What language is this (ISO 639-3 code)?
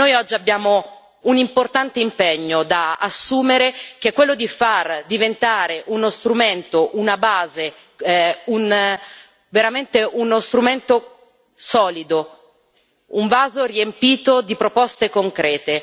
ita